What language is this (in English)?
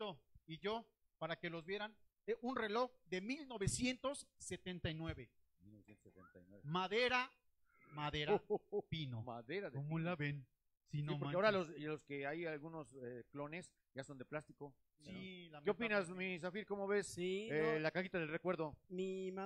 Spanish